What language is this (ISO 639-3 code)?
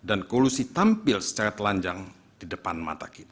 ind